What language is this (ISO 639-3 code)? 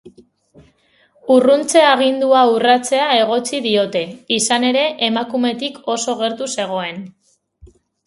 eus